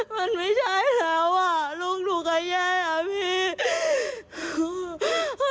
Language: Thai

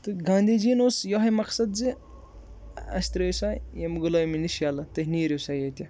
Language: Kashmiri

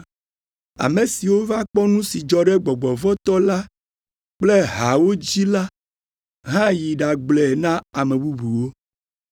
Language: Ewe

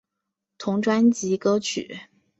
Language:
Chinese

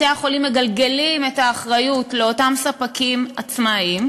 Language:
Hebrew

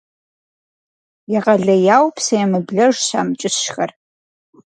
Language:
Kabardian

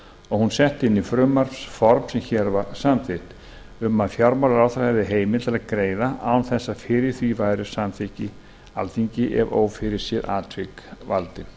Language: Icelandic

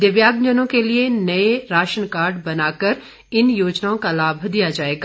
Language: Hindi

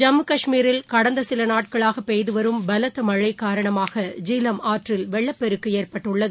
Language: Tamil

